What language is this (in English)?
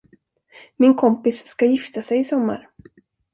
Swedish